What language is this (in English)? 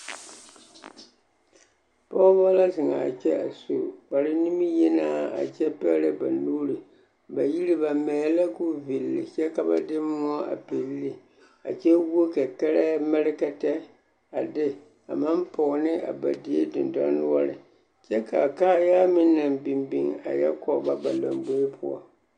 Southern Dagaare